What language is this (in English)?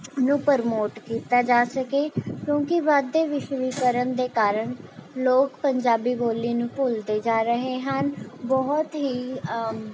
Punjabi